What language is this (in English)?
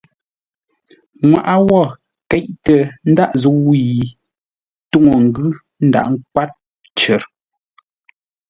Ngombale